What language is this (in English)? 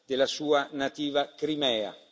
Italian